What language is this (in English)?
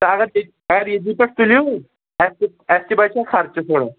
Kashmiri